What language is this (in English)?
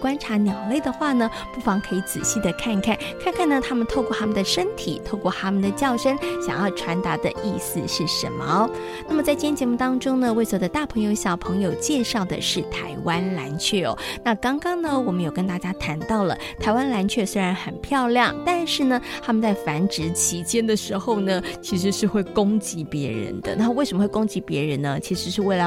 Chinese